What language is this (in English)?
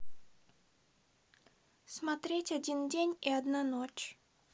Russian